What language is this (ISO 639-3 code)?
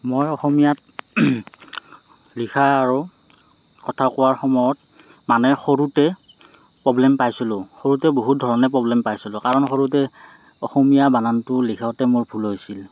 asm